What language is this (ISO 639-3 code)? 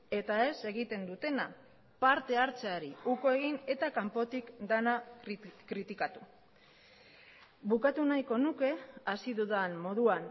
eus